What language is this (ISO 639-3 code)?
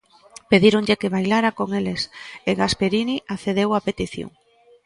glg